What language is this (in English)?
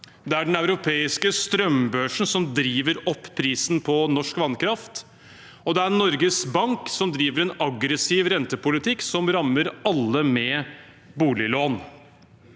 Norwegian